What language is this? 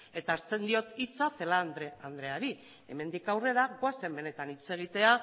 Basque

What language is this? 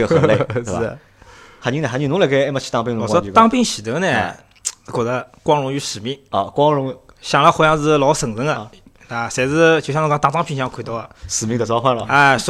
Chinese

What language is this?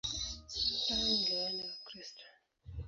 Swahili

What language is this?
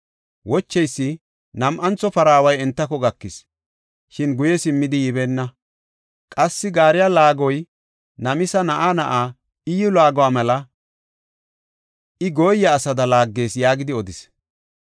Gofa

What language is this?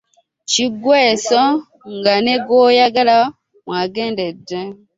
Ganda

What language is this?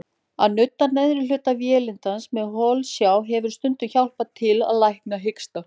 Icelandic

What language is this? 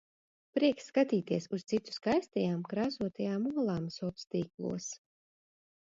Latvian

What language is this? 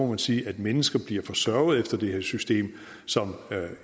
Danish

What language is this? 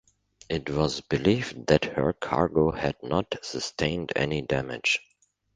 English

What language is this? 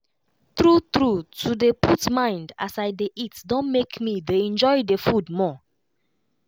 Nigerian Pidgin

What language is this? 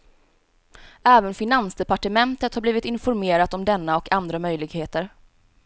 Swedish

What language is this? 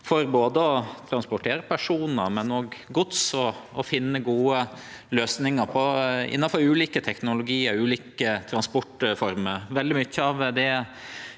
Norwegian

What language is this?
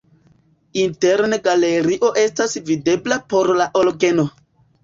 Esperanto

